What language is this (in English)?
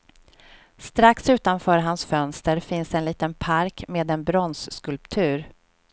Swedish